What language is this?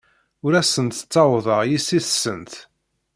Kabyle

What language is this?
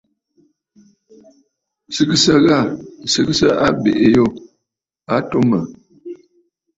Bafut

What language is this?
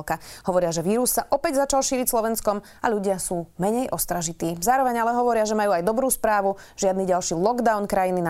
Slovak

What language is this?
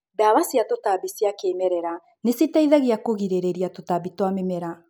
Kikuyu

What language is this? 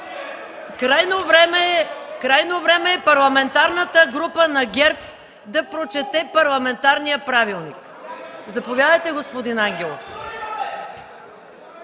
Bulgarian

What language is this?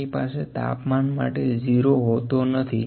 Gujarati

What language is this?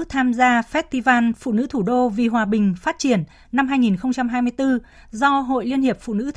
Vietnamese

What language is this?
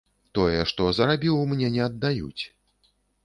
Belarusian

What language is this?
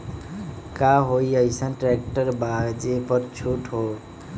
Magahi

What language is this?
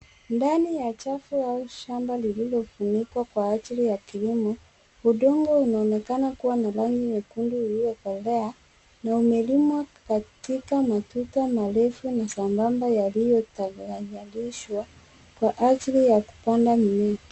Swahili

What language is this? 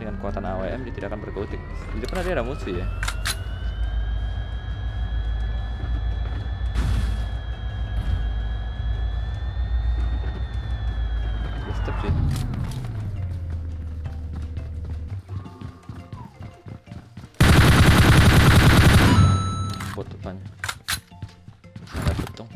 Indonesian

